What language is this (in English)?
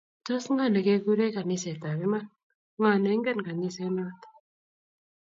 Kalenjin